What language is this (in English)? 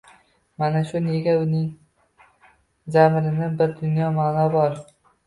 Uzbek